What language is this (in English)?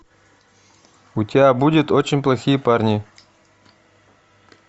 Russian